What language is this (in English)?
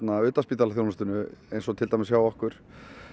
Icelandic